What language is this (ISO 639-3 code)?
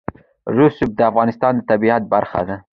pus